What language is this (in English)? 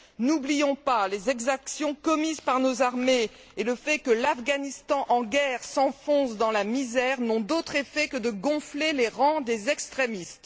French